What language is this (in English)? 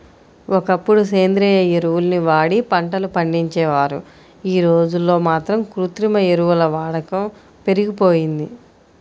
Telugu